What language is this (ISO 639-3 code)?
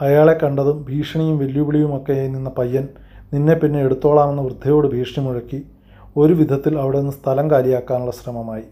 mal